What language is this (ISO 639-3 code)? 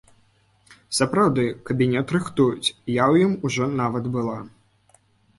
bel